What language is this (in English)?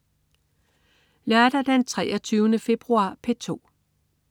Danish